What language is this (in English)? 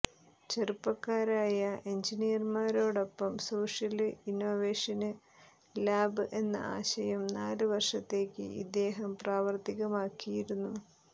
Malayalam